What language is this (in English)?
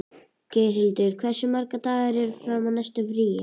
Icelandic